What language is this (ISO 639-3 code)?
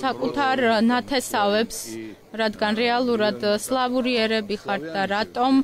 ron